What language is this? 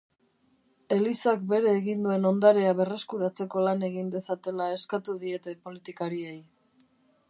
Basque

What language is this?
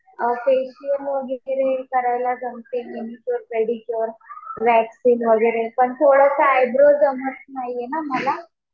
Marathi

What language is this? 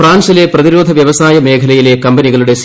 Malayalam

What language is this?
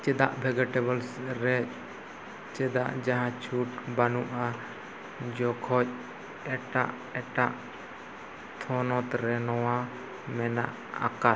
Santali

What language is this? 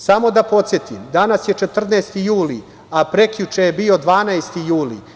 Serbian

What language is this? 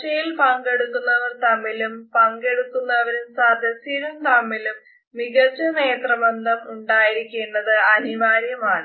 Malayalam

